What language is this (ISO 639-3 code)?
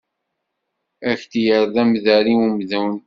kab